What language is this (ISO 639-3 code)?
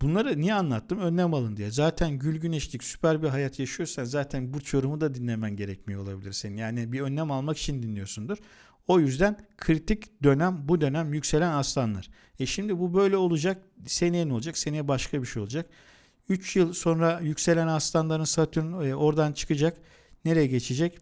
tur